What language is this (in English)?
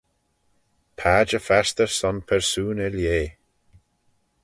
Manx